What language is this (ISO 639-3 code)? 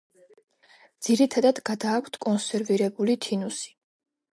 kat